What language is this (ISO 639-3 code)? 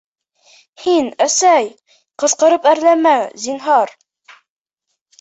bak